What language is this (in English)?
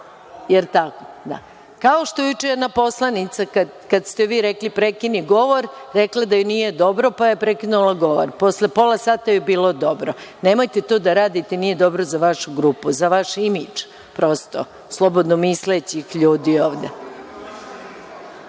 Serbian